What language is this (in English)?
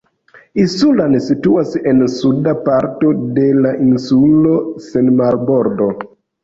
Esperanto